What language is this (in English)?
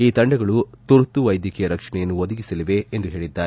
Kannada